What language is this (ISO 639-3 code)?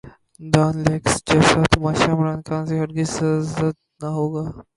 urd